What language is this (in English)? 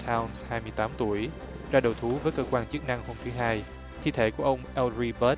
Vietnamese